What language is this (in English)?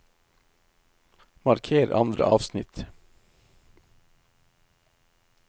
Norwegian